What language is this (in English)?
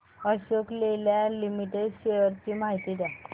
Marathi